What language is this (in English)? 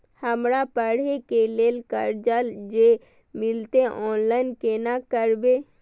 Maithili